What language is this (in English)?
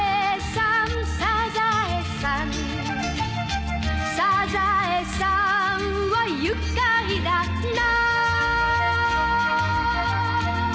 Japanese